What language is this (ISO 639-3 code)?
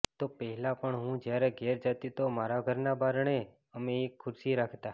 guj